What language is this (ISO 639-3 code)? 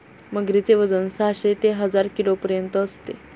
mar